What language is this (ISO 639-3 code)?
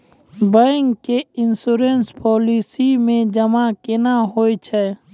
mai